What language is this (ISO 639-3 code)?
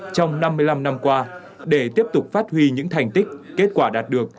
vie